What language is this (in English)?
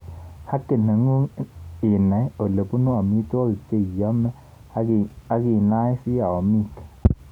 Kalenjin